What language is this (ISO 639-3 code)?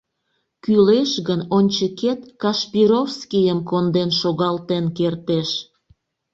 chm